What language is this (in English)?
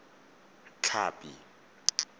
Tswana